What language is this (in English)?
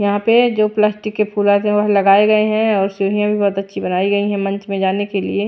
Hindi